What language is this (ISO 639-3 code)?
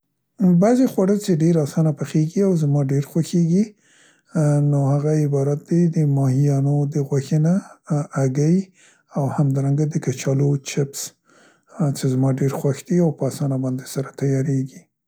pst